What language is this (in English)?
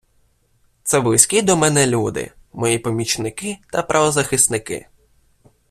Ukrainian